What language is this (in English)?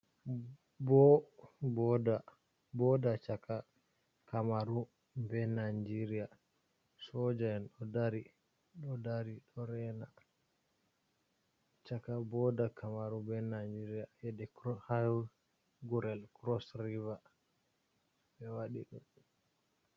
Fula